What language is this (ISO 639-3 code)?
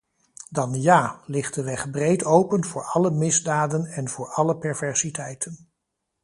nld